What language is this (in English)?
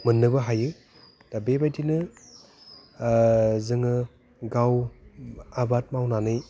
Bodo